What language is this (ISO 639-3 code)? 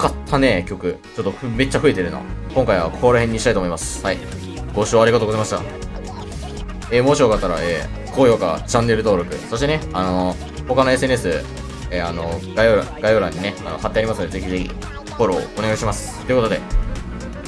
jpn